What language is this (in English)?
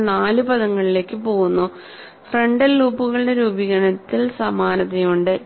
Malayalam